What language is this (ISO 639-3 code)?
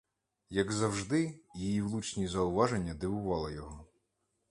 ukr